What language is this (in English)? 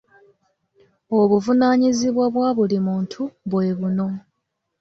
Ganda